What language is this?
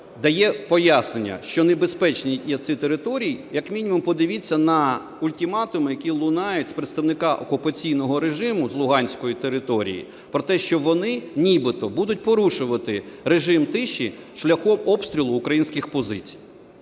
Ukrainian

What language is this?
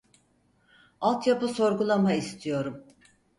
Turkish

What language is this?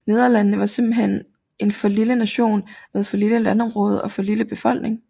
Danish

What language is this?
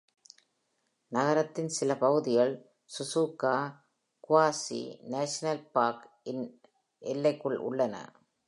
Tamil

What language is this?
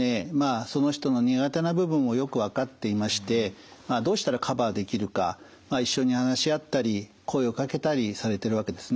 Japanese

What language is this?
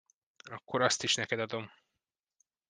Hungarian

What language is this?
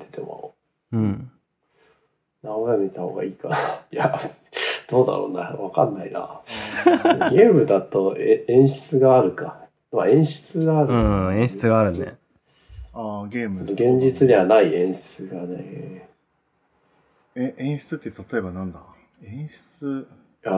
Japanese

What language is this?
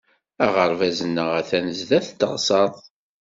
Kabyle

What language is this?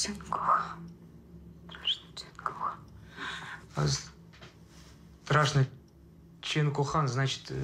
Russian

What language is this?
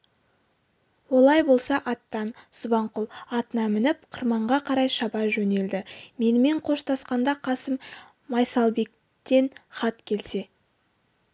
Kazakh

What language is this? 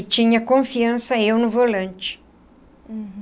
Portuguese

